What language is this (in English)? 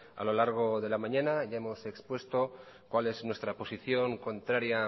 Spanish